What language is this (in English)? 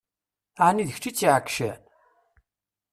Kabyle